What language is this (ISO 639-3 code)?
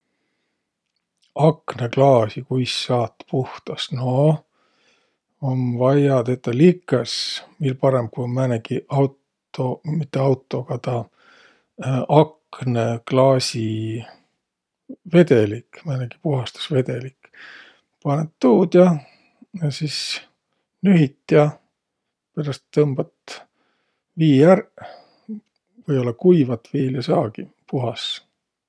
vro